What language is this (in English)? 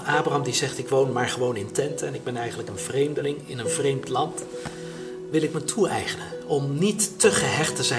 Dutch